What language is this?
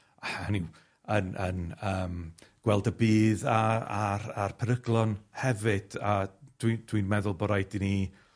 Welsh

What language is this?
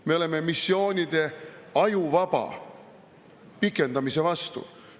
Estonian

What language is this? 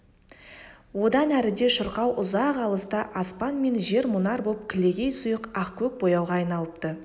Kazakh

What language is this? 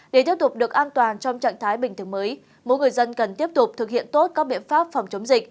Vietnamese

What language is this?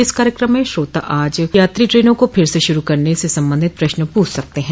Hindi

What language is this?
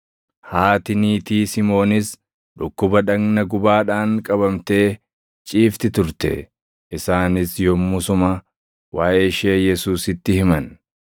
Oromo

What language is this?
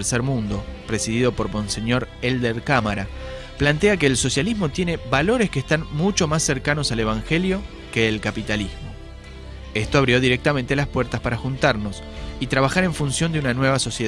Spanish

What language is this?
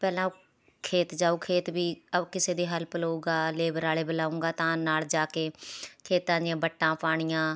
Punjabi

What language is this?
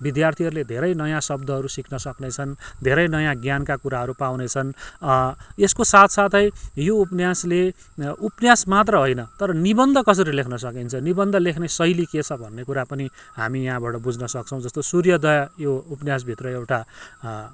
Nepali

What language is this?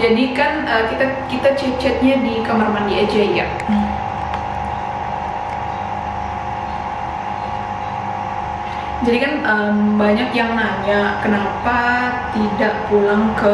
Indonesian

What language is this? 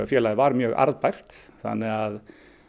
Icelandic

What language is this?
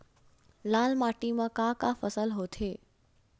Chhattisgarhi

